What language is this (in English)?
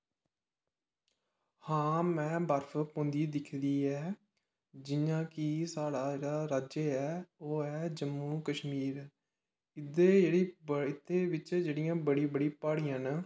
Dogri